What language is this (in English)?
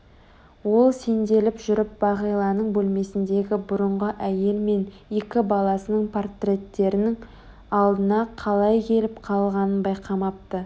Kazakh